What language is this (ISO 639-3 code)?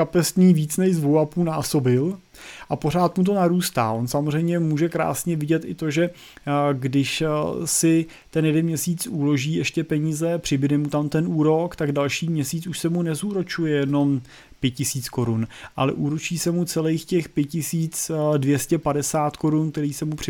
ces